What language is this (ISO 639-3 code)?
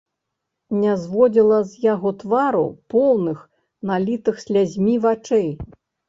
bel